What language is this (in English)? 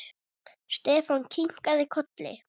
Icelandic